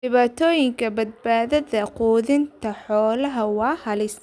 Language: Somali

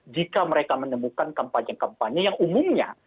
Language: Indonesian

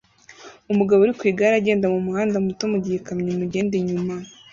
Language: Kinyarwanda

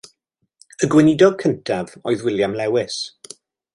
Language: Welsh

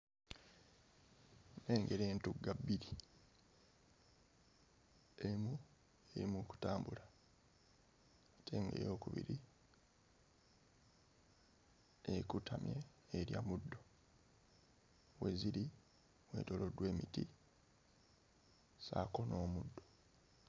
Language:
Ganda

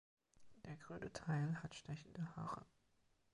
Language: German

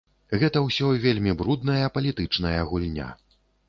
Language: Belarusian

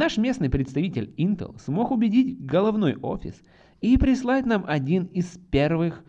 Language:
Russian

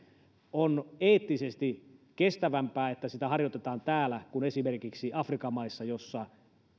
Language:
Finnish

